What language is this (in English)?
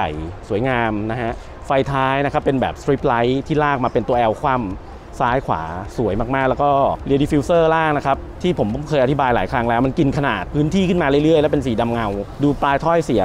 Thai